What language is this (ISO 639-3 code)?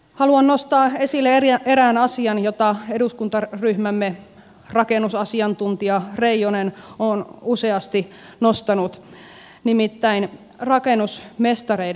fin